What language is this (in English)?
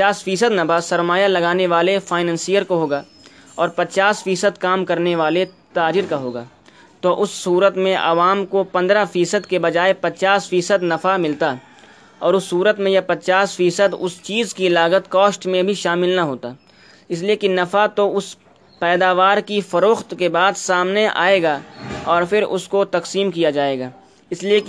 Urdu